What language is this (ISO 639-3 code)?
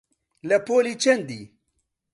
ckb